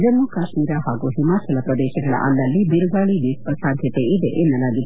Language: Kannada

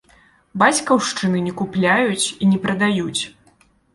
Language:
Belarusian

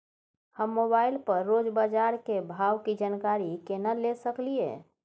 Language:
Maithili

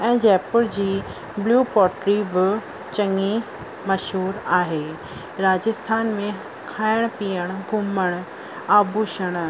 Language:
Sindhi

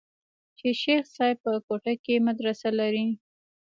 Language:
Pashto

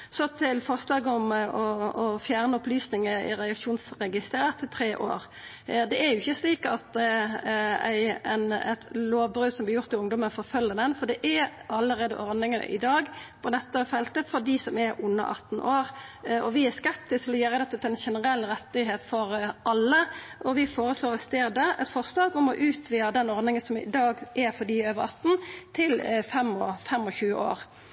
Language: Norwegian Nynorsk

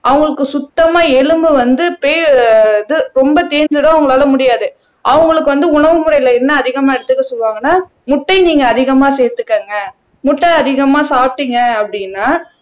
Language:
Tamil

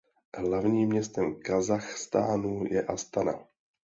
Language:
Czech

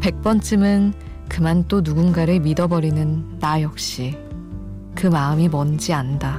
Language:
Korean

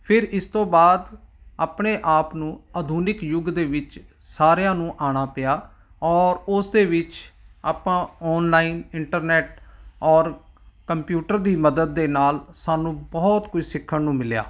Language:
Punjabi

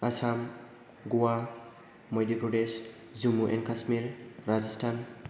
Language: Bodo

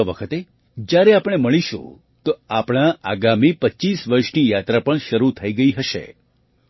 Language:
Gujarati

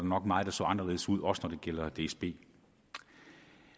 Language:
Danish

